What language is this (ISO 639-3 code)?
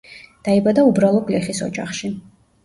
kat